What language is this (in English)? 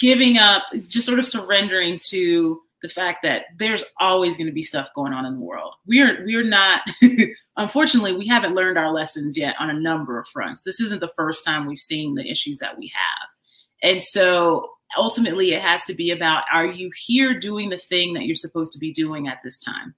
English